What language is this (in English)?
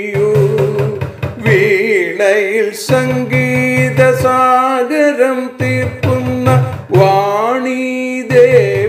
Hindi